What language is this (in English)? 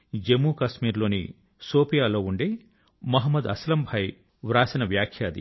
Telugu